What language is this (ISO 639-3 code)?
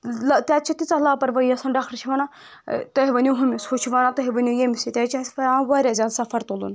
kas